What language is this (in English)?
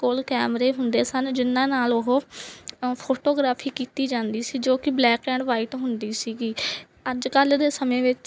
Punjabi